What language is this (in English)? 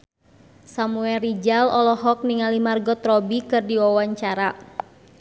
Sundanese